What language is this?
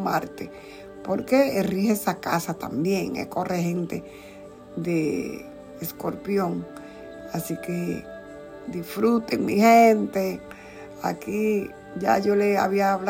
Spanish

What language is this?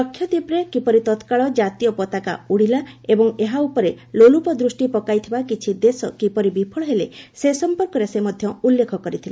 Odia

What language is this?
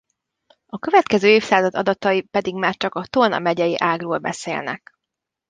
Hungarian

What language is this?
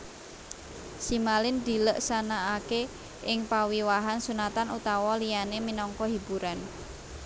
Javanese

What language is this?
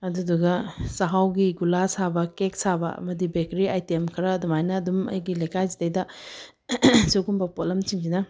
Manipuri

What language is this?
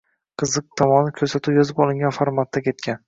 Uzbek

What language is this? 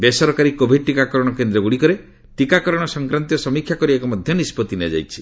Odia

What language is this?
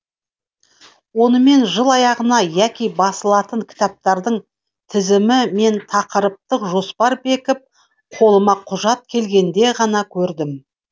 Kazakh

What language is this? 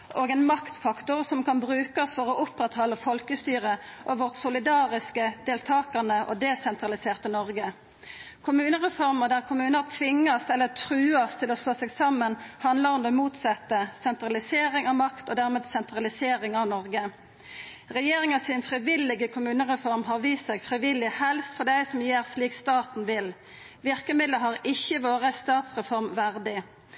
Norwegian Nynorsk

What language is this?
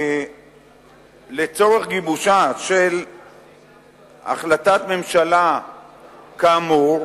Hebrew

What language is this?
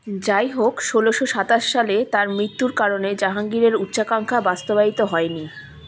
Bangla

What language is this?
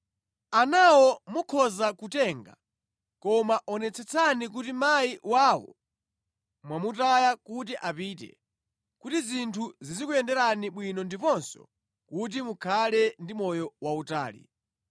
Nyanja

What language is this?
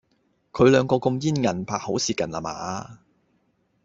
Cantonese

